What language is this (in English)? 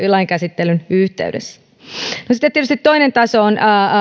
Finnish